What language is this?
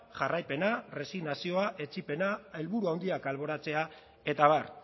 Basque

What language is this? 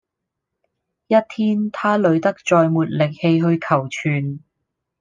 Cantonese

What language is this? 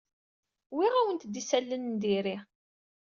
Kabyle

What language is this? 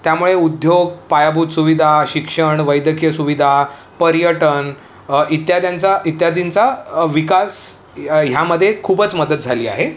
Marathi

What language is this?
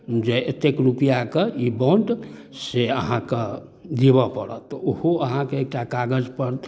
Maithili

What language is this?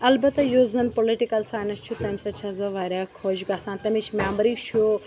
Kashmiri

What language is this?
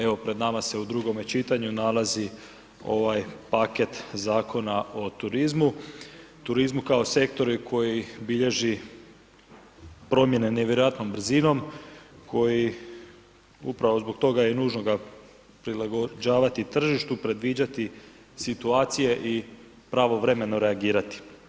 Croatian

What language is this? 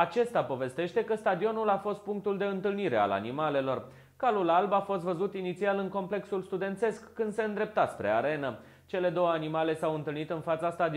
Romanian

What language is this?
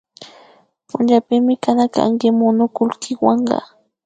Imbabura Highland Quichua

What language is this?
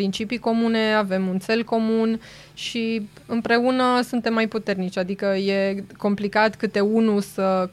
Romanian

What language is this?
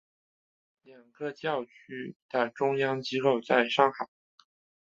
Chinese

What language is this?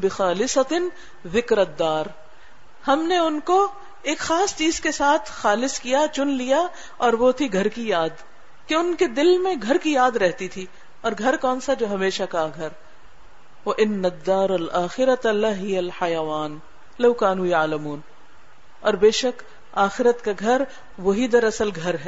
Urdu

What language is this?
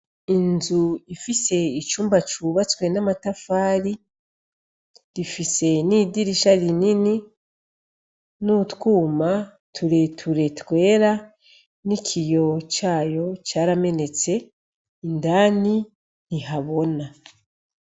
Rundi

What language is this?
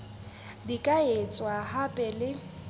Southern Sotho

